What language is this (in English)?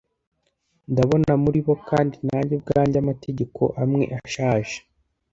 Kinyarwanda